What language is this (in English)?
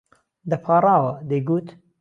Central Kurdish